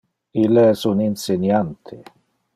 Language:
Interlingua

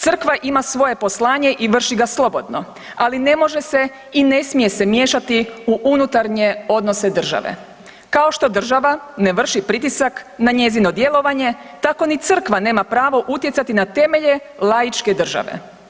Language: Croatian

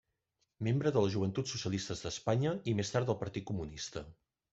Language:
Catalan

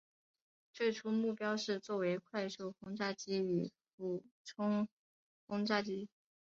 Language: Chinese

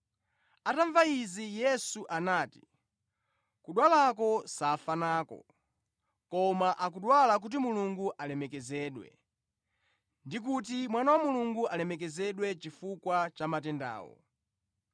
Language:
Nyanja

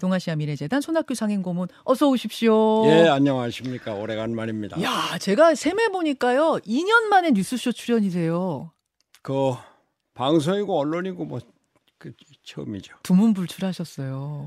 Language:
Korean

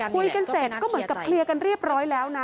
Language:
Thai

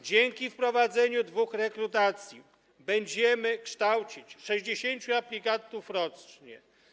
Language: Polish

